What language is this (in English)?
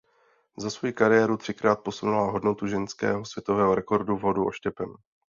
Czech